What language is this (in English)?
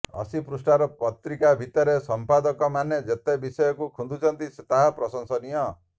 Odia